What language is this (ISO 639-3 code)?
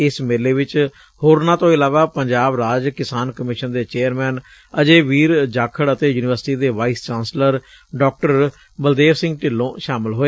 pan